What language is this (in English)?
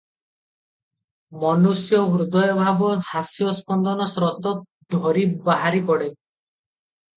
Odia